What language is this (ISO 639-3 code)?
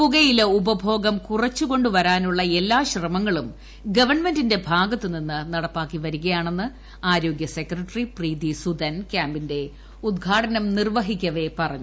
mal